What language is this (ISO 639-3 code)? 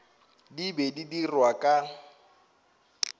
nso